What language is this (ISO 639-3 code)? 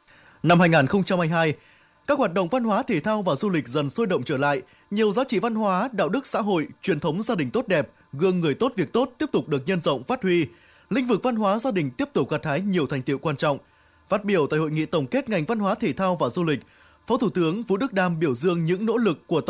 vie